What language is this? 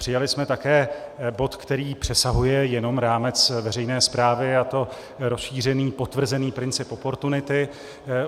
Czech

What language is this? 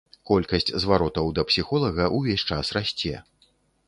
Belarusian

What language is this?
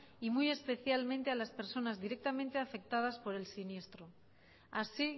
Spanish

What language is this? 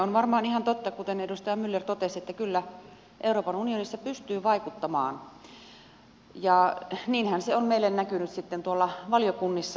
Finnish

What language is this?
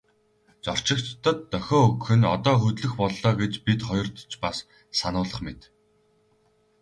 Mongolian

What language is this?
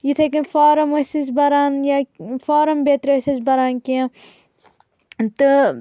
Kashmiri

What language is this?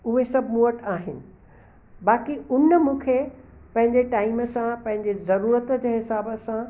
Sindhi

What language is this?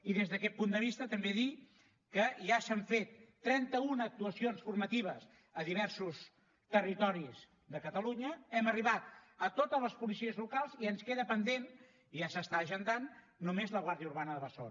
Catalan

